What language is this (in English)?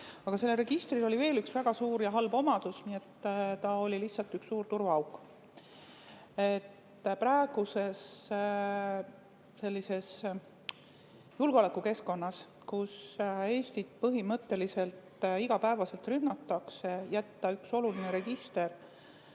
Estonian